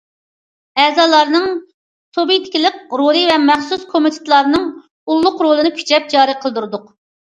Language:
Uyghur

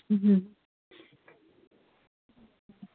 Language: Manipuri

